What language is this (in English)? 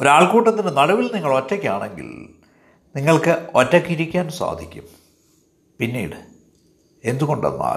Malayalam